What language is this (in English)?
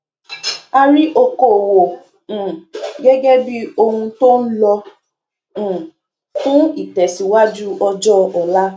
Yoruba